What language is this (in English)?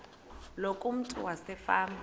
Xhosa